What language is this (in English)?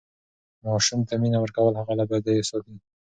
Pashto